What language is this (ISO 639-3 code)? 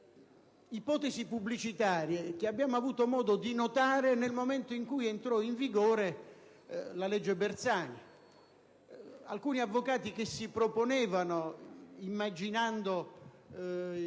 ita